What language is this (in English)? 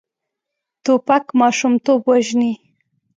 Pashto